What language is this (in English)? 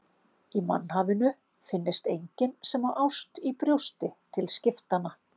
Icelandic